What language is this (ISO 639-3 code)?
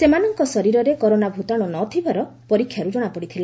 ori